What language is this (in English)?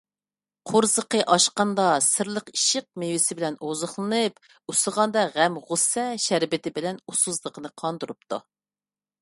Uyghur